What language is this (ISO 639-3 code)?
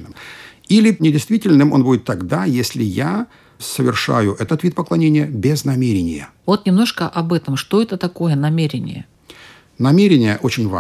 rus